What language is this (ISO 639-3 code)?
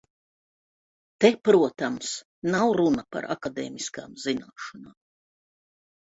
lav